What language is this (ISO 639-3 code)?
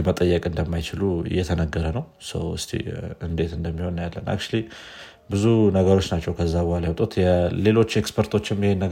amh